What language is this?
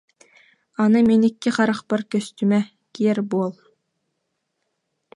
Yakut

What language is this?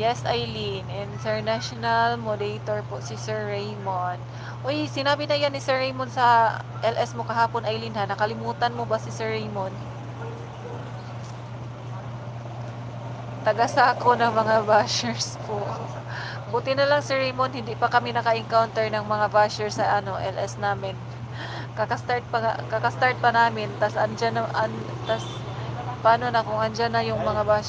Filipino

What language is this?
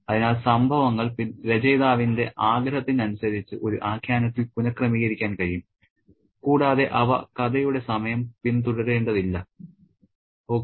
Malayalam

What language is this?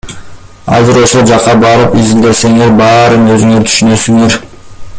Kyrgyz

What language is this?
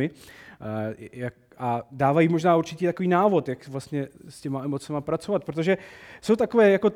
Czech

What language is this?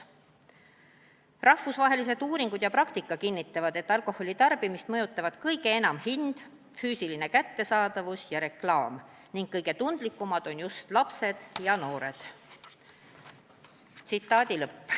Estonian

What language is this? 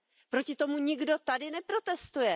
Czech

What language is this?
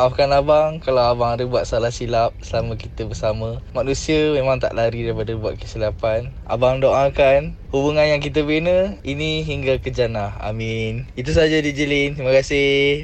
Malay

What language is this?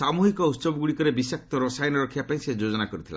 Odia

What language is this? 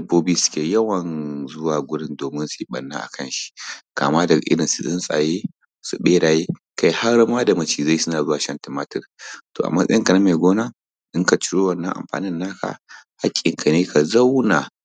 Hausa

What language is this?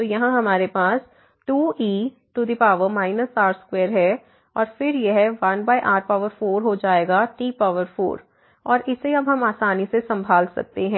Hindi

